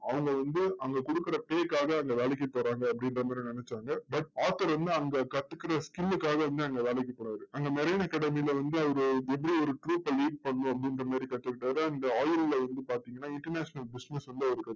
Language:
Tamil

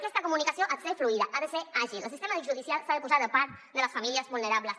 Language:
Catalan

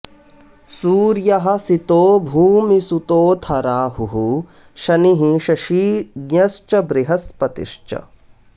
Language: Sanskrit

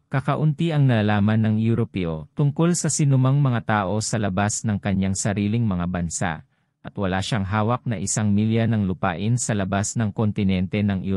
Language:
Filipino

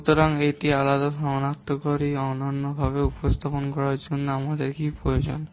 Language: Bangla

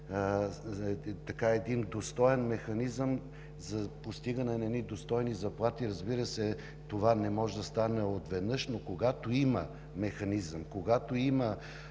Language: Bulgarian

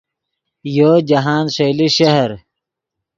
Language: Yidgha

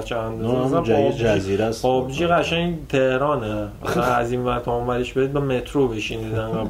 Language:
Persian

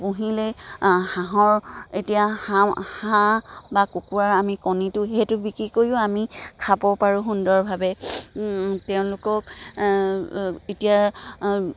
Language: Assamese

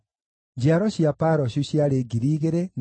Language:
Kikuyu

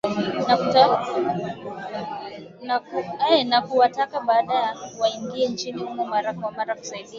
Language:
Swahili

